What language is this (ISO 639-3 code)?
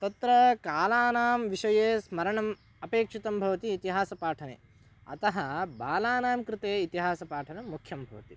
san